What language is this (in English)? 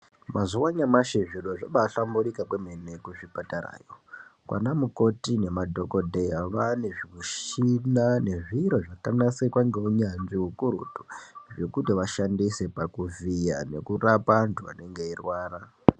Ndau